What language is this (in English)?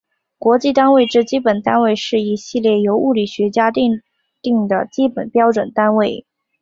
Chinese